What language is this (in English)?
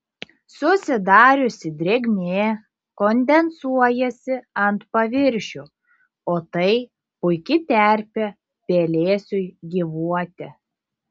Lithuanian